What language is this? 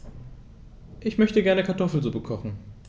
German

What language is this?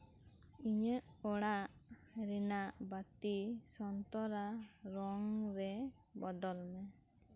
Santali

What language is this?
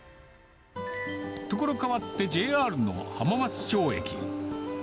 Japanese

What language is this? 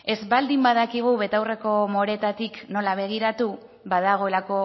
Basque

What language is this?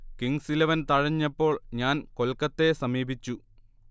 Malayalam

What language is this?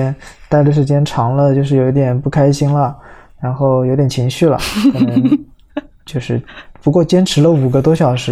Chinese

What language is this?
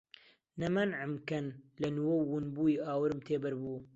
Central Kurdish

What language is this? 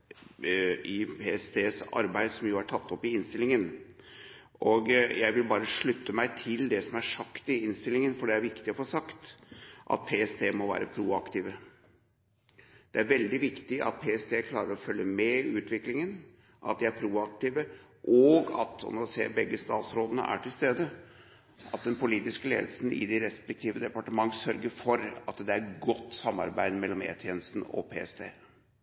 Norwegian Bokmål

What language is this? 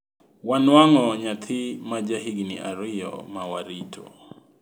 Luo (Kenya and Tanzania)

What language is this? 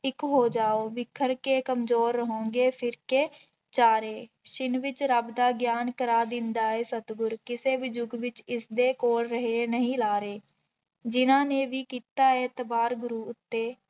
Punjabi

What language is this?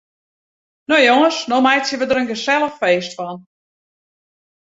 Western Frisian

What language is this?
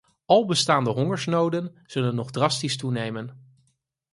Dutch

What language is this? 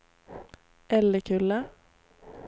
Swedish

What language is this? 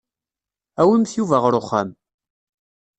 Kabyle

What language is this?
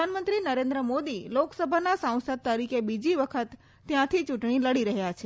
Gujarati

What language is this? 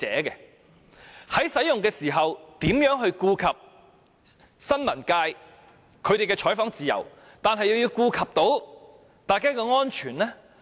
Cantonese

